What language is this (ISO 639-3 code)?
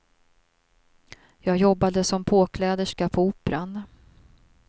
swe